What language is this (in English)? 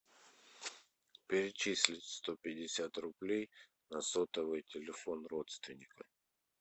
Russian